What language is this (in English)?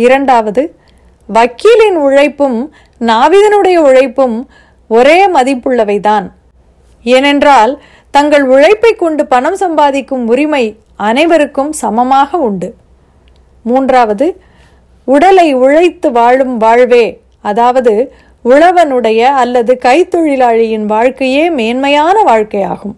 Tamil